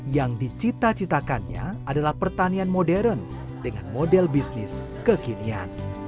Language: Indonesian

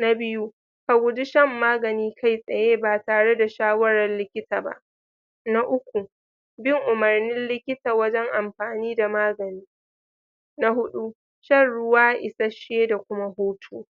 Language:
Hausa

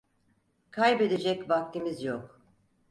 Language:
Turkish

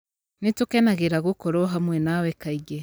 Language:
Kikuyu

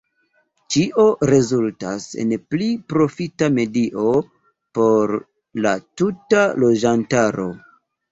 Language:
Esperanto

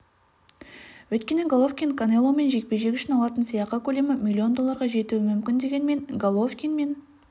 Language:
Kazakh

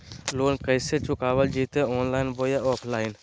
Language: Magahi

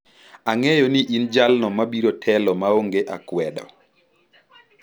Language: Luo (Kenya and Tanzania)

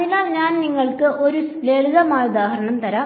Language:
Malayalam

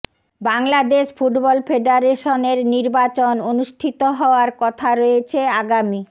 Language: Bangla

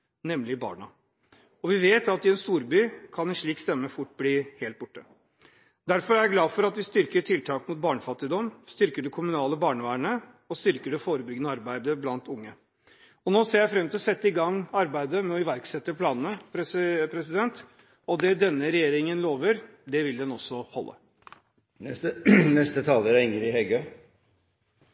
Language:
Norwegian Bokmål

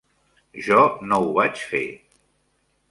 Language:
Catalan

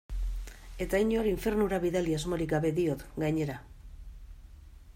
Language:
Basque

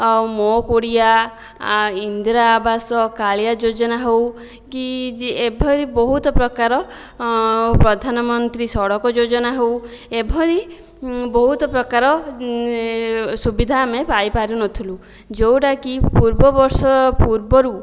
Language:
Odia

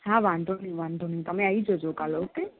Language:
Gujarati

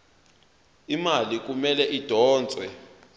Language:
Zulu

